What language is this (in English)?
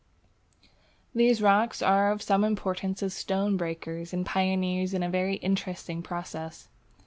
English